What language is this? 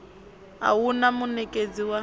Venda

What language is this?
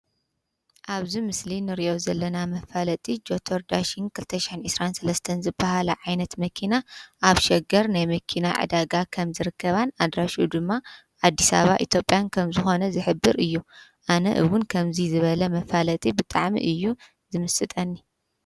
Tigrinya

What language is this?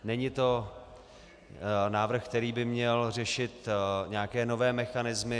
Czech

